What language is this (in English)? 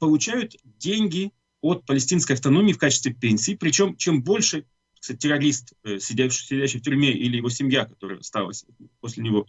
Russian